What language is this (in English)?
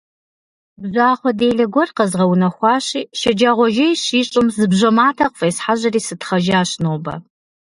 Kabardian